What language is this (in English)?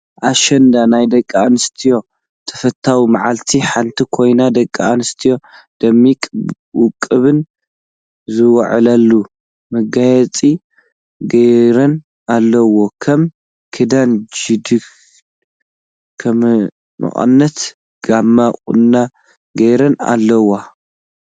Tigrinya